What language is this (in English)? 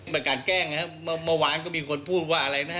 Thai